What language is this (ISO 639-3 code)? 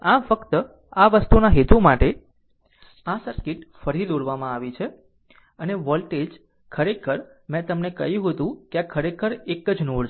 guj